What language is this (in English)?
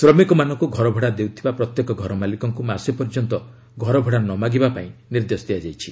Odia